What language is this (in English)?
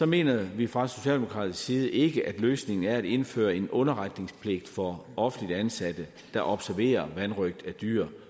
Danish